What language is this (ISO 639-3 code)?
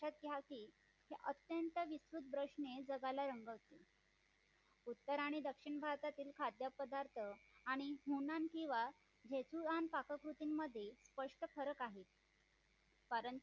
mar